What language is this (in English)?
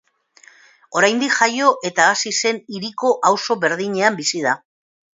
Basque